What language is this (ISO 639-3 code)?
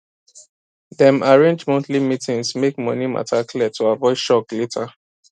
pcm